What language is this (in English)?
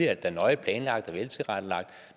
Danish